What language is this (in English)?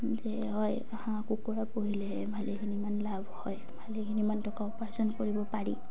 Assamese